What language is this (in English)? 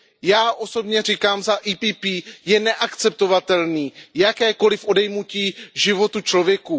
Czech